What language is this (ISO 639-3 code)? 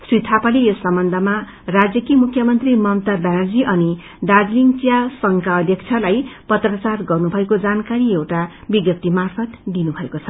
nep